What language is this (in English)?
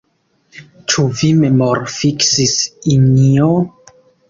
Esperanto